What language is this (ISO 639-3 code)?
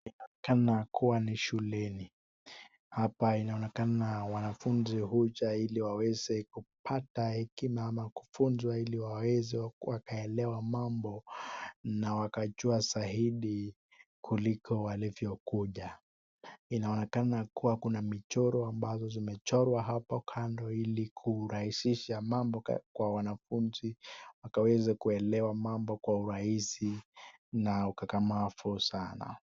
swa